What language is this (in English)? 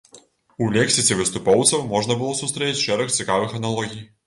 Belarusian